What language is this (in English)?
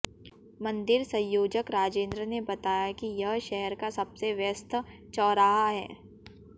Hindi